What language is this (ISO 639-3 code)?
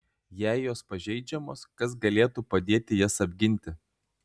lit